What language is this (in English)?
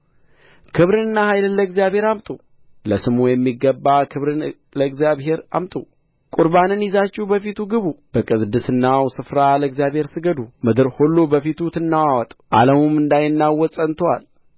Amharic